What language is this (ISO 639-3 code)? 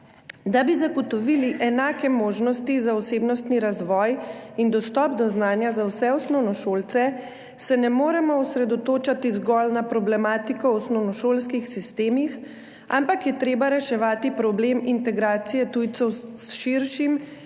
slv